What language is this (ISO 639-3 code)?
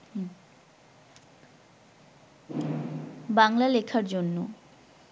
ben